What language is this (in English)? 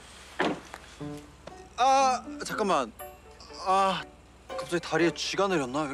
Korean